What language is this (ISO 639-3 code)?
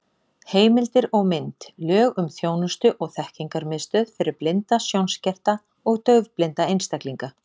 isl